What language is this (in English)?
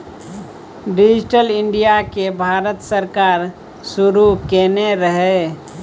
Maithili